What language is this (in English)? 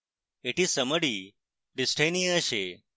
Bangla